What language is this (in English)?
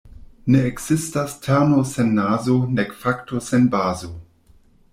Esperanto